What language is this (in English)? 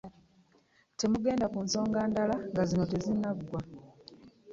Ganda